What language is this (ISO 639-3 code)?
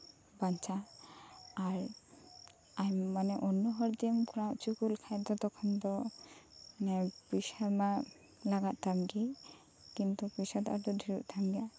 sat